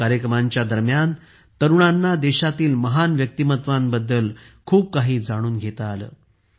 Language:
Marathi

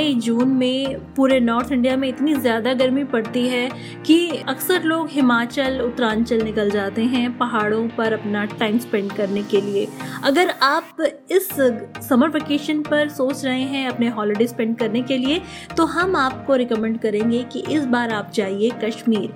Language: Hindi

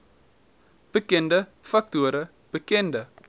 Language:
Afrikaans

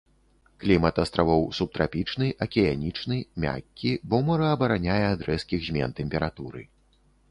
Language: Belarusian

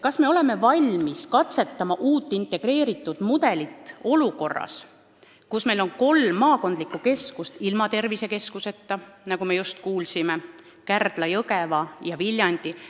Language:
Estonian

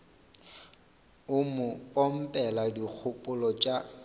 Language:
Northern Sotho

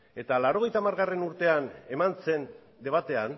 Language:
Basque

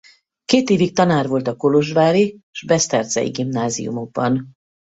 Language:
Hungarian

